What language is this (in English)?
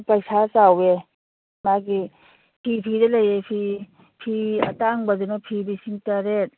Manipuri